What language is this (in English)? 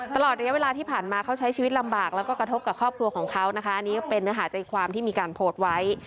Thai